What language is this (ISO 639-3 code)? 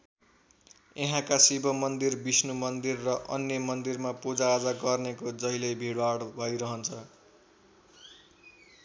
nep